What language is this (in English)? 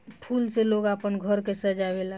Bhojpuri